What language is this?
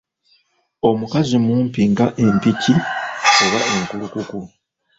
Ganda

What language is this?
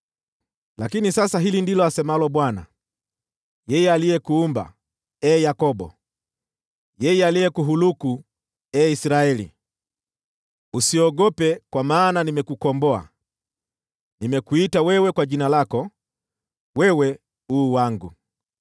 Swahili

